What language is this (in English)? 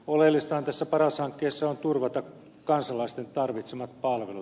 Finnish